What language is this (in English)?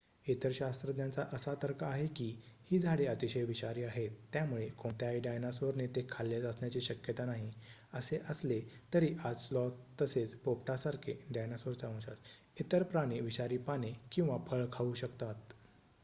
Marathi